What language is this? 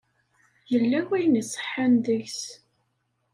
Kabyle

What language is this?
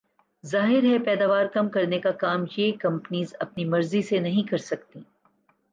Urdu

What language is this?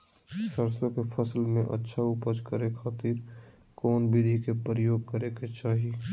Magahi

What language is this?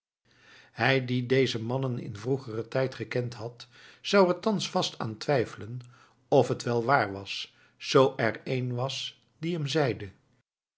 Dutch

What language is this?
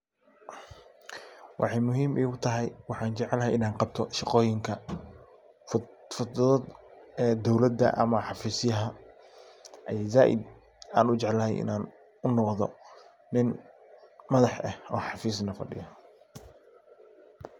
Somali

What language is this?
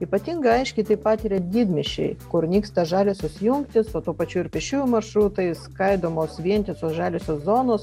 Lithuanian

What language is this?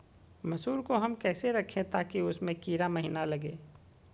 Magahi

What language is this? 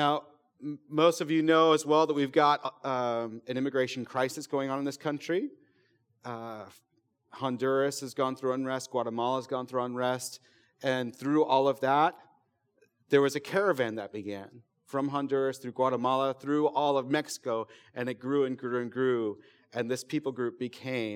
English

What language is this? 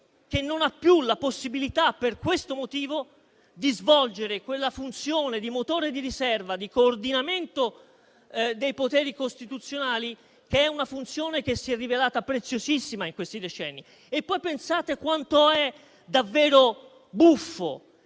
Italian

